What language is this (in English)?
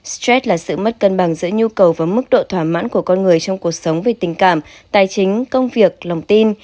Vietnamese